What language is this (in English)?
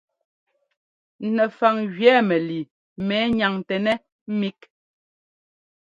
Ngomba